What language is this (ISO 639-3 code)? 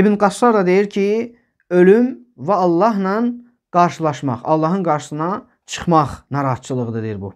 tur